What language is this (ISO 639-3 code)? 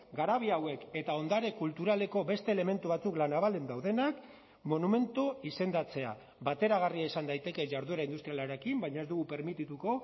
eus